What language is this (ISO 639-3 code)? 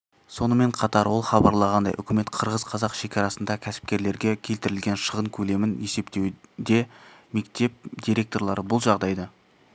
kaz